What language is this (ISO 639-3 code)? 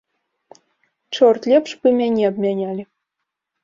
bel